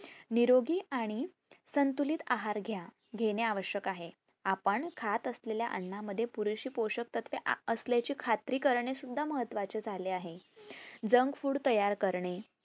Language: Marathi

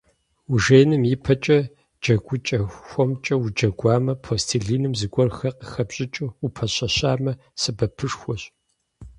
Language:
Kabardian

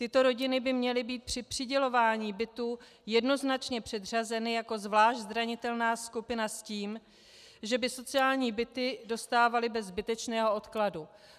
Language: Czech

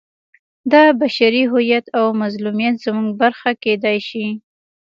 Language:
Pashto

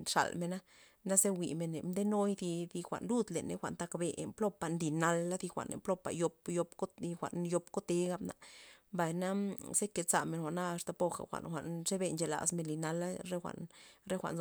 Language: Loxicha Zapotec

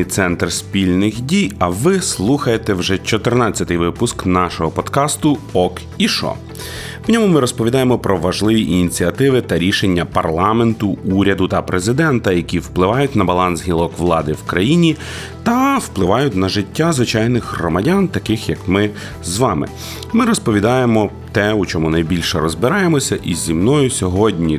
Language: Ukrainian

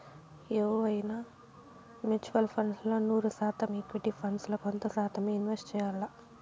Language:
Telugu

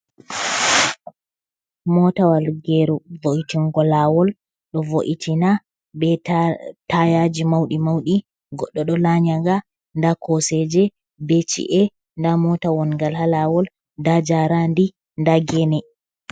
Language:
Fula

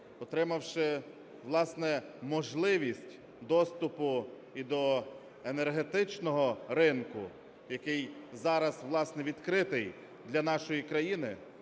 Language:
Ukrainian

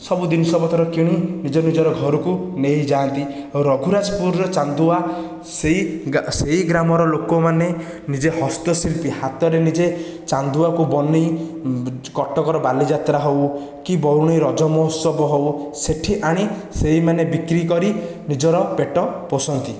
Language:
Odia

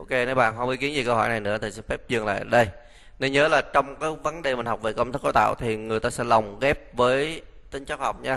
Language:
Vietnamese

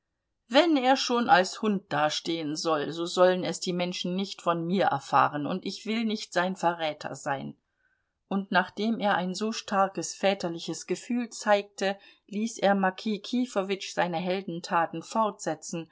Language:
German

